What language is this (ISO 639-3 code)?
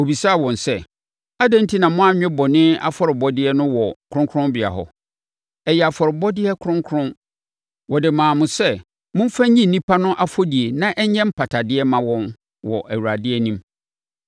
aka